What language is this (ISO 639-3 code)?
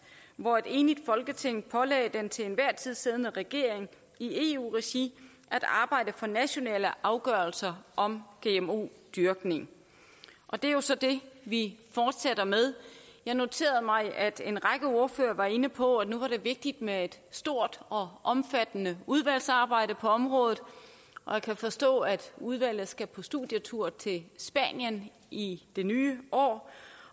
dan